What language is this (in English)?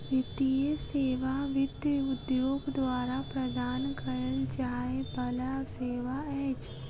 Maithili